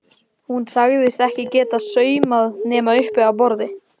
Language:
Icelandic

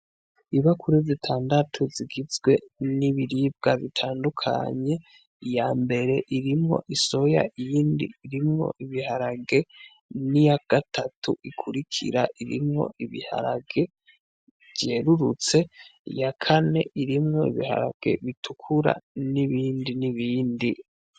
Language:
Rundi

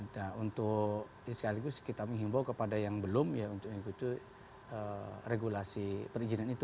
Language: Indonesian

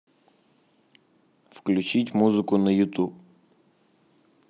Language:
Russian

